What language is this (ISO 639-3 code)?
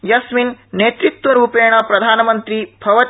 san